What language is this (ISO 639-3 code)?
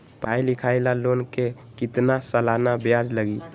mag